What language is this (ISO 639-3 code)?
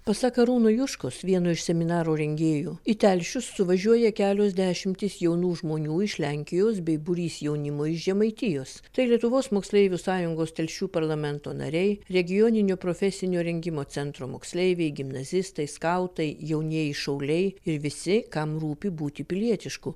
lit